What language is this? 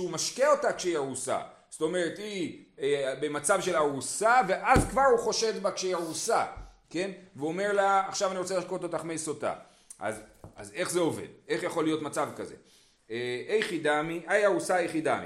Hebrew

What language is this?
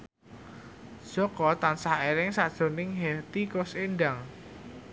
Javanese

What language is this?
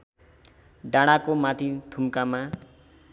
Nepali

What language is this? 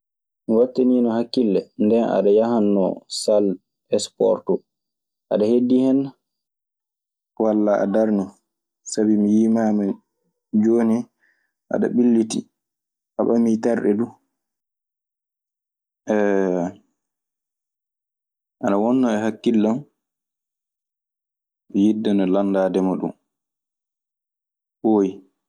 Maasina Fulfulde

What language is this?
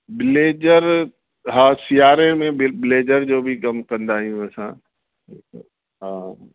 Sindhi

